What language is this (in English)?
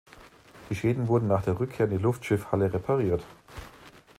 German